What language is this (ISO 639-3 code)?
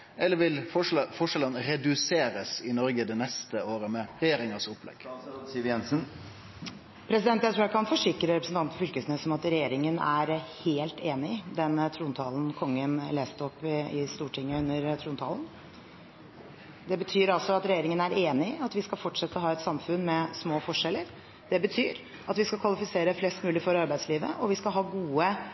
nor